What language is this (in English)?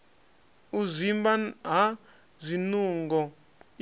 Venda